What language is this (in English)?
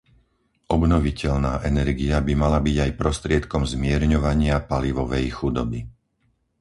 Slovak